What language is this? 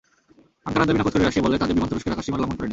Bangla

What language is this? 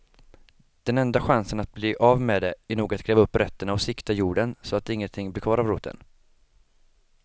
Swedish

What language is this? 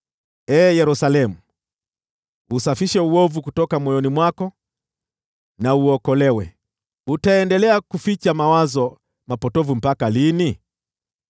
Swahili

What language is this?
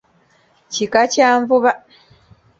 Ganda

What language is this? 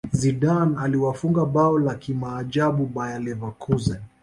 Swahili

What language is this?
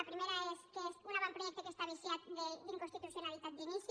Catalan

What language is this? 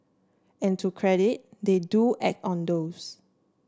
English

